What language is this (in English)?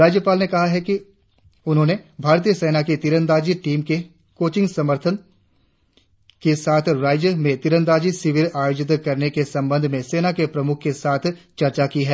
Hindi